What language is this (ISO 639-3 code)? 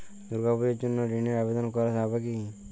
ben